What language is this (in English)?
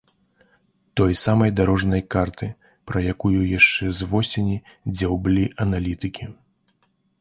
Belarusian